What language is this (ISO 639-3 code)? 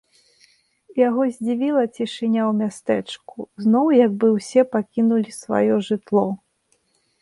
bel